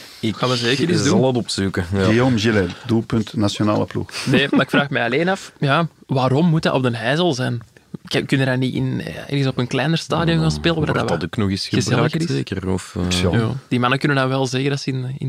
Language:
Dutch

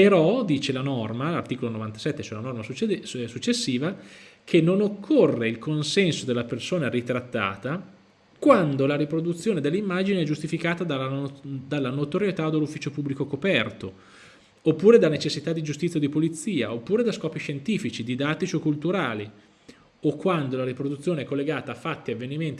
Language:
Italian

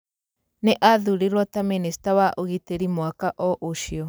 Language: Kikuyu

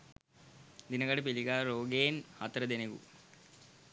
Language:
Sinhala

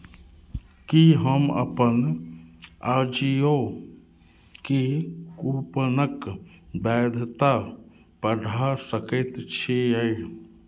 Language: Maithili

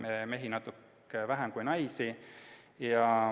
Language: Estonian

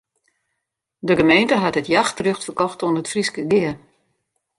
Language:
Western Frisian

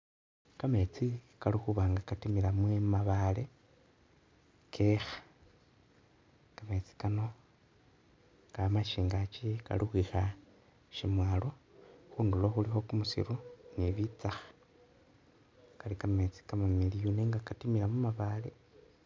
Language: Masaaba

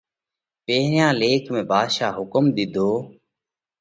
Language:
Parkari Koli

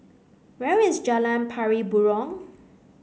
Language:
English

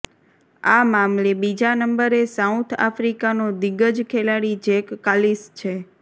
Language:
Gujarati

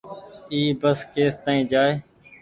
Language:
Goaria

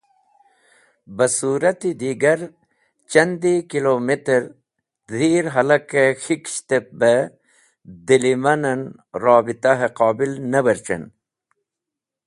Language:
Wakhi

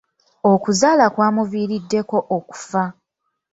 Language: Ganda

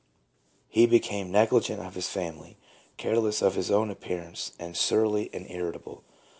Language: English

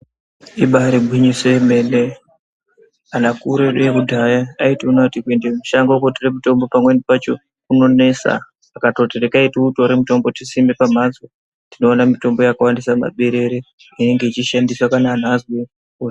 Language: Ndau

